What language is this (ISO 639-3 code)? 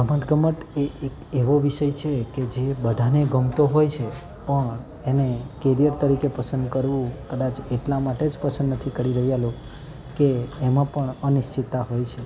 guj